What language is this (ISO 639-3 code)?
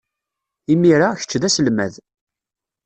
kab